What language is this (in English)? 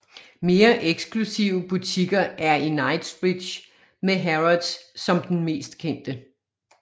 Danish